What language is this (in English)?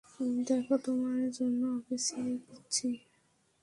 Bangla